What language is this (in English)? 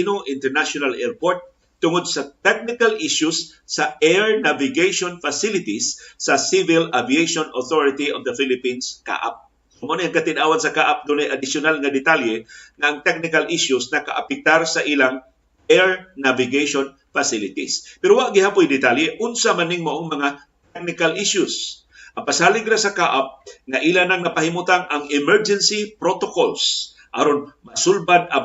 Filipino